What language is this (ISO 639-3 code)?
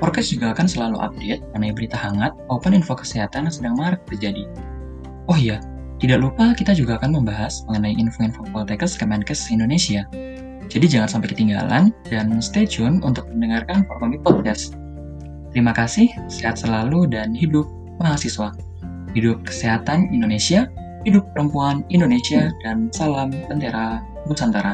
ind